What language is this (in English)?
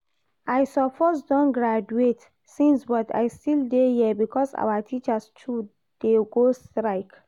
Nigerian Pidgin